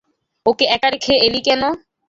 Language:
Bangla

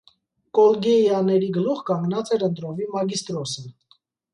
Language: Armenian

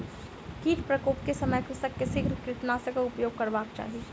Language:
Maithili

